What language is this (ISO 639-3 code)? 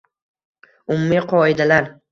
uzb